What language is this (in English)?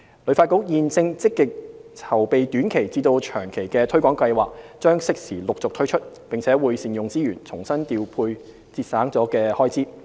Cantonese